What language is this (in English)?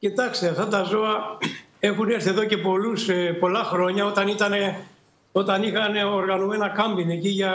Greek